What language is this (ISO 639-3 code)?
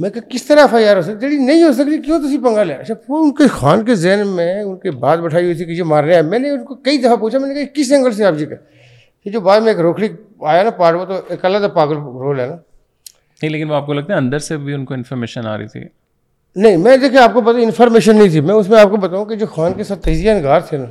urd